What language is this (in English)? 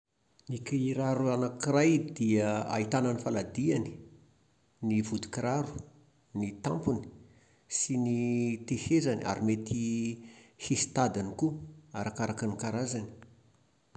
Malagasy